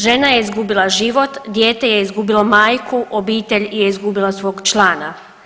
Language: Croatian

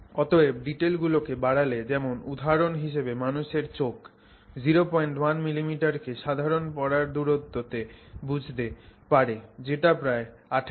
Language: Bangla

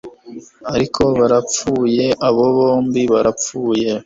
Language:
Kinyarwanda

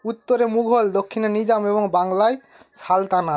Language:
Bangla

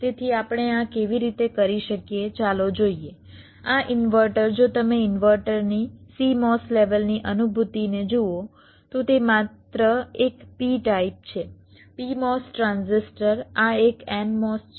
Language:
Gujarati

